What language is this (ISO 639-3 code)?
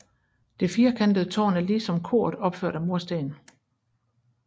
dan